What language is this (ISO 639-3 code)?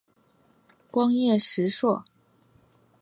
zho